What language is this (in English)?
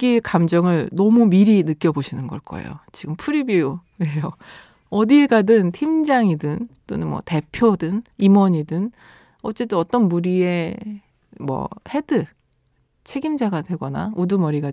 Korean